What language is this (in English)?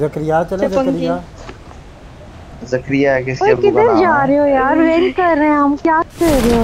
Hindi